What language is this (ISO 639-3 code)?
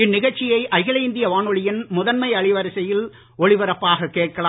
tam